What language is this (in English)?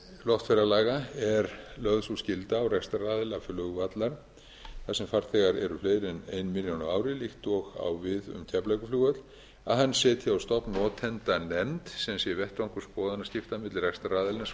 Icelandic